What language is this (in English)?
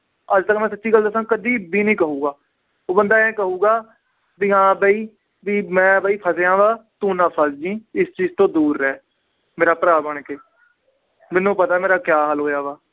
Punjabi